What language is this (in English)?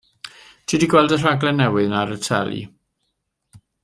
Welsh